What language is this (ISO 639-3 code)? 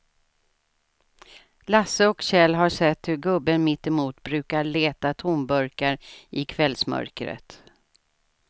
swe